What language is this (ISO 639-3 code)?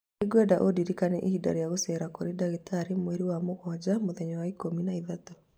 kik